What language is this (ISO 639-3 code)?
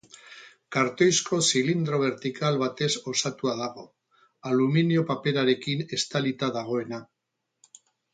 eus